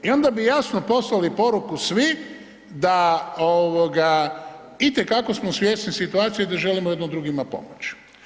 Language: Croatian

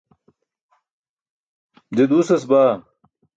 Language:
Burushaski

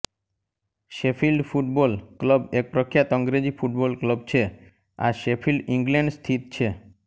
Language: Gujarati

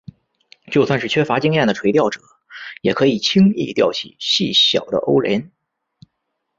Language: Chinese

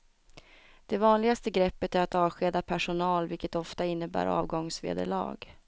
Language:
Swedish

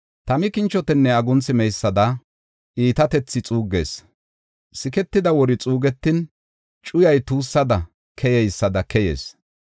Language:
Gofa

